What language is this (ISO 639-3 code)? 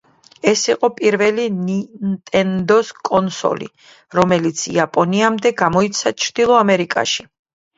kat